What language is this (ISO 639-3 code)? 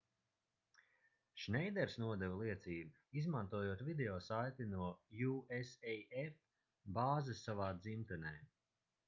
lav